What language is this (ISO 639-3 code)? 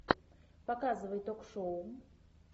rus